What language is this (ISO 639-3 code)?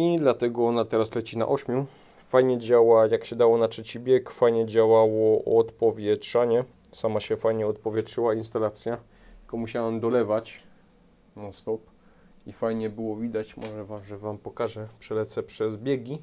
pol